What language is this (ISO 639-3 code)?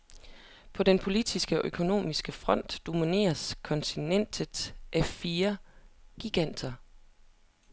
dan